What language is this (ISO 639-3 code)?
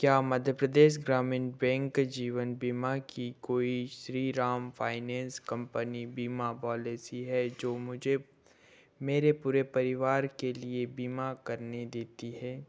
hin